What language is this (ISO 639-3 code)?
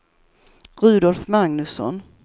swe